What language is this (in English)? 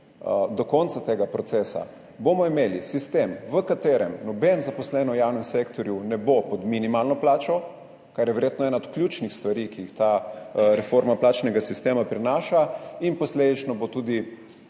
Slovenian